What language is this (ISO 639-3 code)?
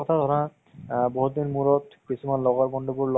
asm